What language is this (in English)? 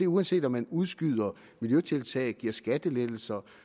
Danish